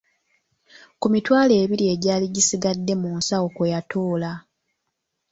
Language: Ganda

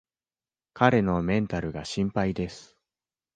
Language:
Japanese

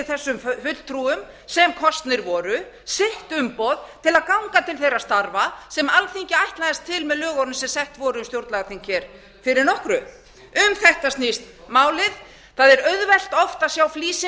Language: Icelandic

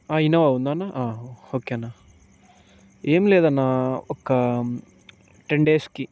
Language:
Telugu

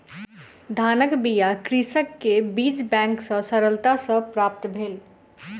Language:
Maithili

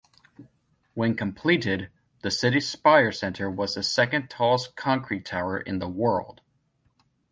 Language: English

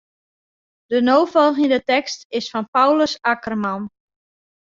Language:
Western Frisian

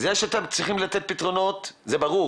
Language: Hebrew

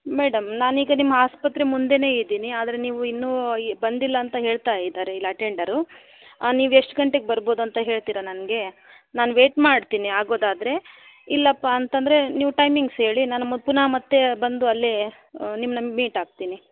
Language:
Kannada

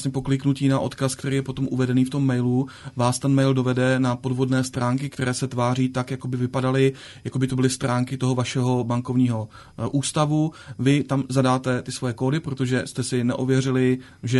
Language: Czech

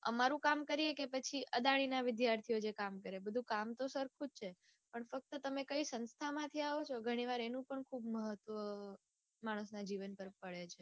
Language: Gujarati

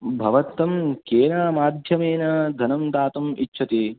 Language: Sanskrit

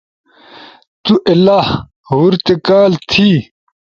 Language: Ushojo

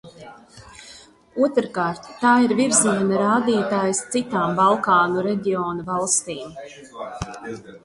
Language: Latvian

